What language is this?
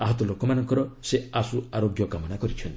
Odia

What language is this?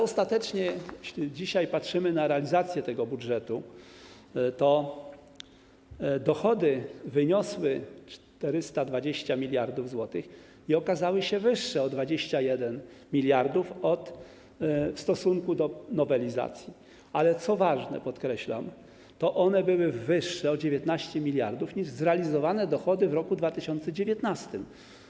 Polish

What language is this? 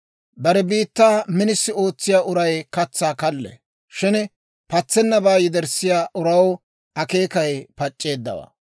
Dawro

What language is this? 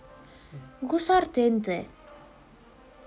Russian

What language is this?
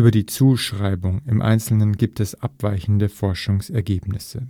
German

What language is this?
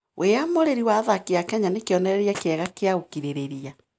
Kikuyu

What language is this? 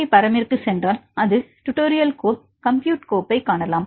Tamil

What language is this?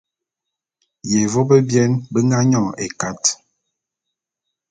Bulu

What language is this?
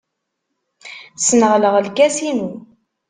Kabyle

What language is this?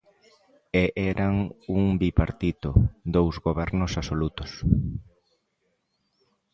Galician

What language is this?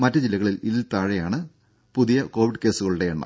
Malayalam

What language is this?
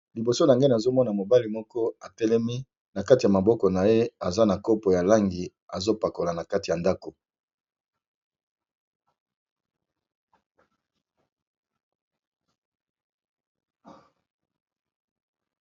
Lingala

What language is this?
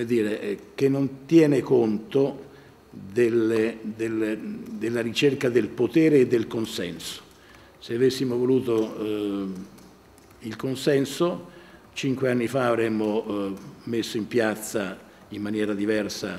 Italian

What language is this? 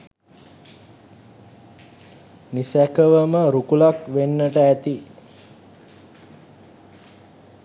Sinhala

